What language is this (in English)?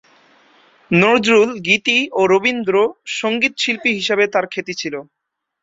Bangla